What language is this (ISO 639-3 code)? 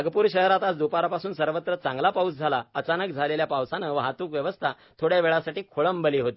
mar